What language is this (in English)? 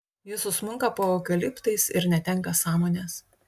Lithuanian